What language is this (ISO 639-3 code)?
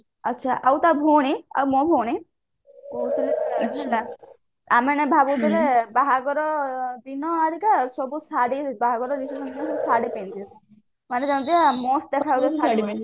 ori